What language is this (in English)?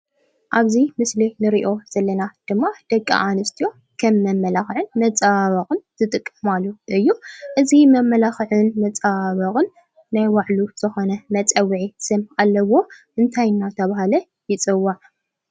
Tigrinya